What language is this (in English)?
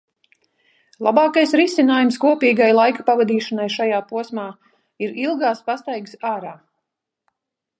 Latvian